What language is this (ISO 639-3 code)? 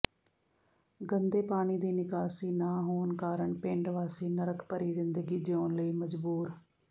pan